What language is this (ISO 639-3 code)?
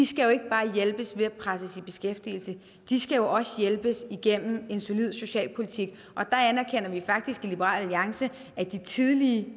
dan